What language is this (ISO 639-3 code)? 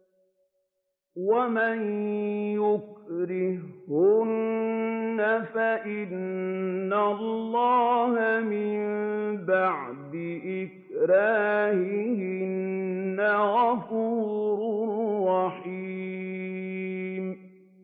ara